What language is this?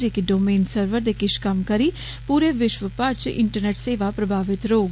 Dogri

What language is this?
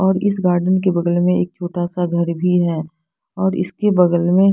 Hindi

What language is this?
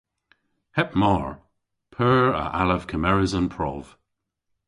Cornish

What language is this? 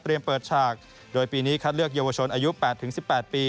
Thai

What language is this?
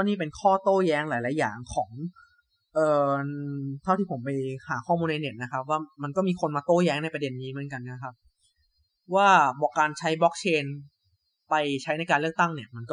Thai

